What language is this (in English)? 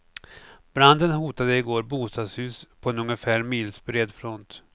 Swedish